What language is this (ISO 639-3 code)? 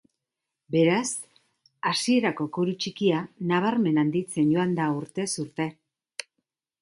eus